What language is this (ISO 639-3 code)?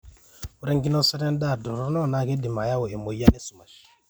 mas